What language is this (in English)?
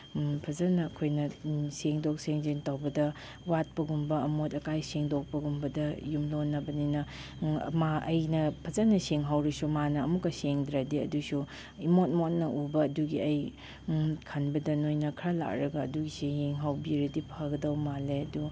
Manipuri